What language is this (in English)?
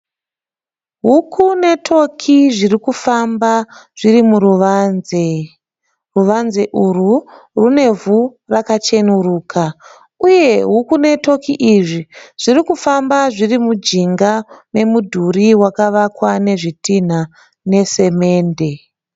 Shona